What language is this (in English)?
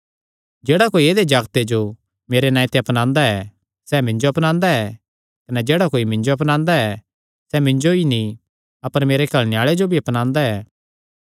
Kangri